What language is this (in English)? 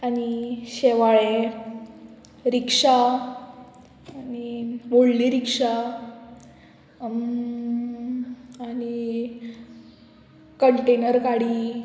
Konkani